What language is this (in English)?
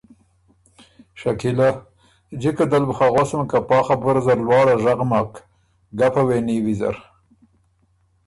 Ormuri